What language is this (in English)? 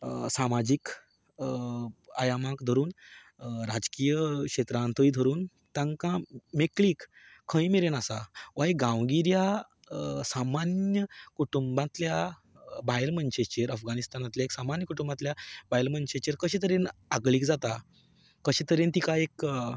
Konkani